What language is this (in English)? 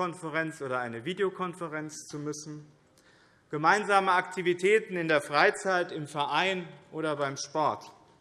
German